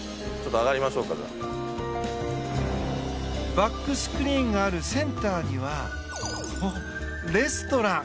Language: Japanese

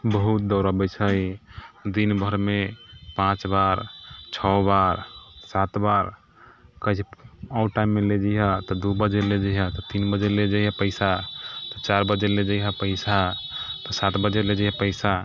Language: Maithili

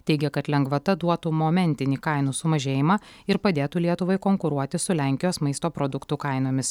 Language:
Lithuanian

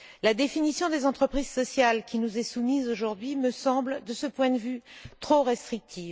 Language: French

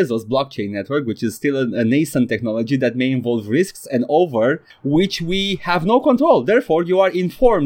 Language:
Romanian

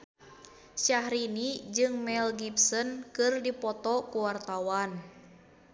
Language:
Sundanese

